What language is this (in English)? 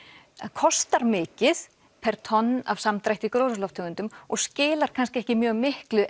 Icelandic